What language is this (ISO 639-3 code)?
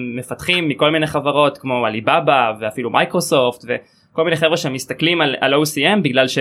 heb